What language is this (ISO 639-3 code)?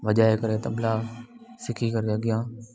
snd